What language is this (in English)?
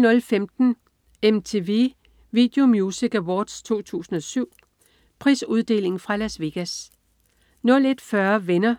Danish